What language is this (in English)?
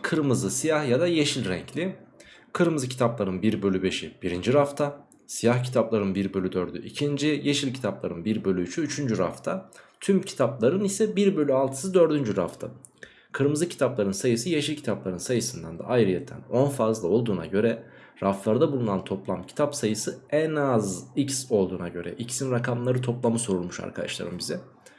Turkish